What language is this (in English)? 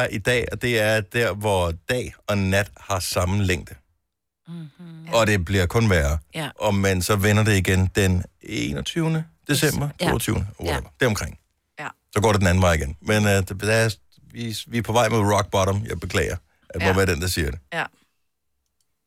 Danish